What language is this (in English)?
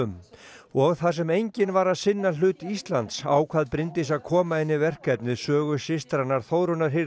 Icelandic